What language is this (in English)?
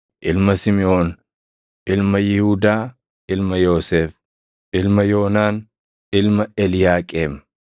Oromo